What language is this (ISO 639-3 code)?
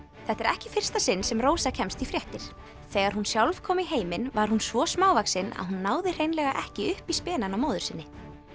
isl